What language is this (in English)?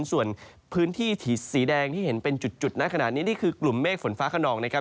Thai